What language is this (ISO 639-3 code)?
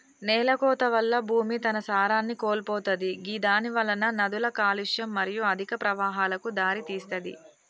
tel